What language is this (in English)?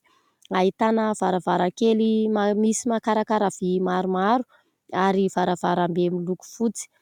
Malagasy